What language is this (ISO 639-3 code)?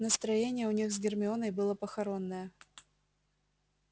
rus